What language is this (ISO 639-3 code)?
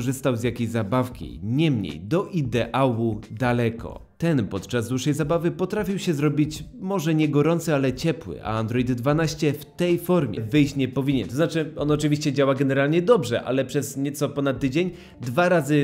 pol